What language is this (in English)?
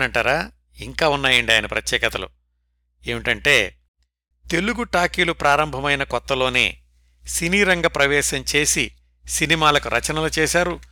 Telugu